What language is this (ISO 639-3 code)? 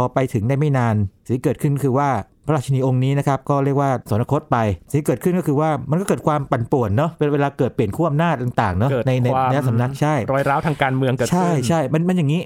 tha